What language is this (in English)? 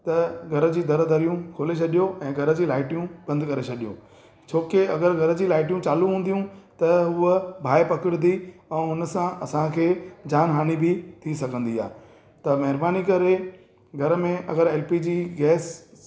Sindhi